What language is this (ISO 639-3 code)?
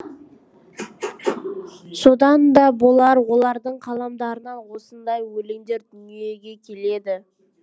kaz